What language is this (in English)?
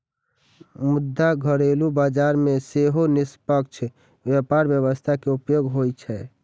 Maithili